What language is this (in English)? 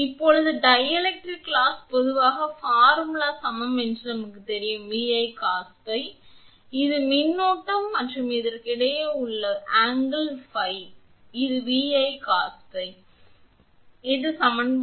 Tamil